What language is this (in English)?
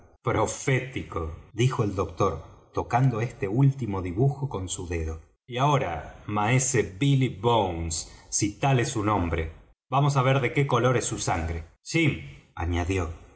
Spanish